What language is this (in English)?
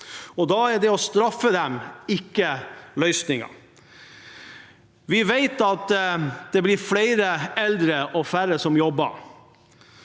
Norwegian